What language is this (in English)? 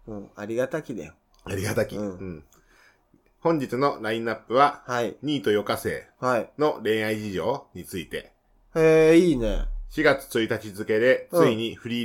Japanese